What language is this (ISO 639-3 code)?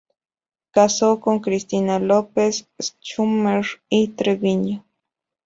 spa